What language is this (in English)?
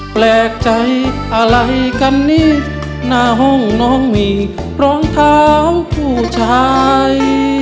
Thai